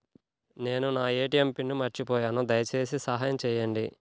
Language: Telugu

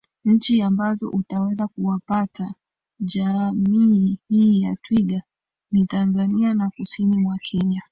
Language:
Swahili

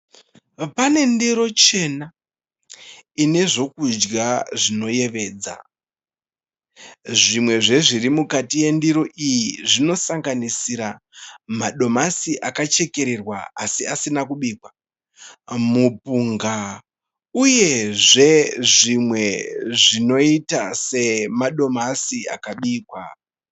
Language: Shona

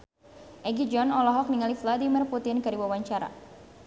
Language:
Sundanese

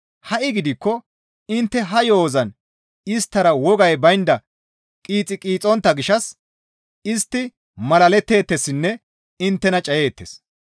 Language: Gamo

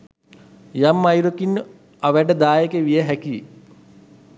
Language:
Sinhala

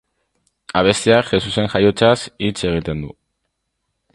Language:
Basque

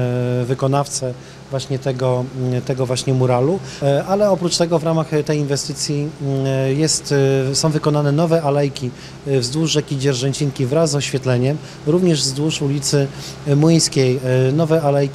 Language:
Polish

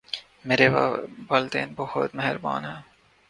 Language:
Urdu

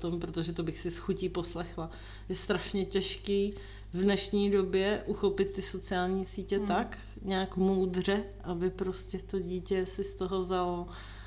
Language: Czech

